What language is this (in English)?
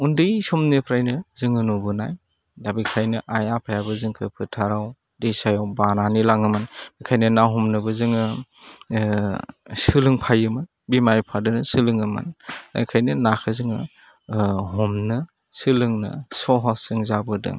Bodo